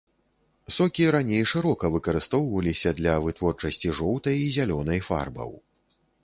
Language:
Belarusian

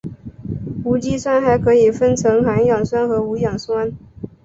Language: Chinese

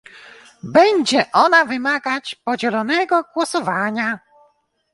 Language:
Polish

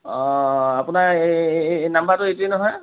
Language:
Assamese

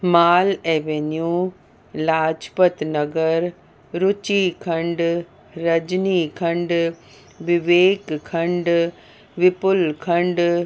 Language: Sindhi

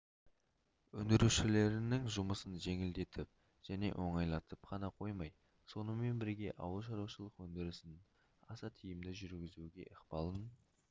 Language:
Kazakh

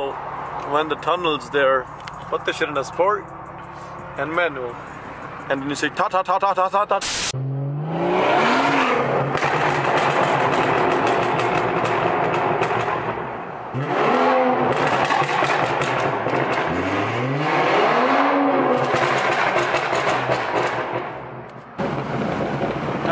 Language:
English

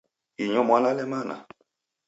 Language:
Taita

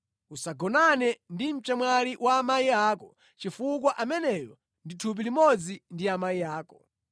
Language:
Nyanja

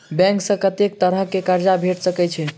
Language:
Maithili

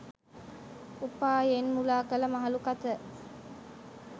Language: Sinhala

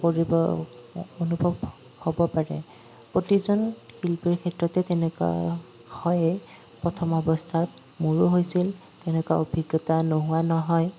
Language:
Assamese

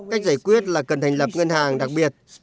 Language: Vietnamese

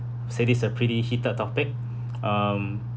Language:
English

